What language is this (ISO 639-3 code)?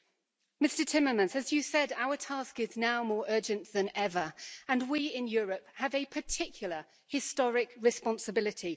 eng